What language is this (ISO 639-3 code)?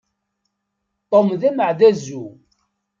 kab